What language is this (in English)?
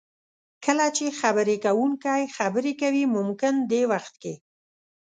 Pashto